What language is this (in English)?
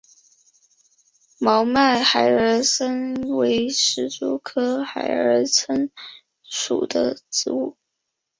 Chinese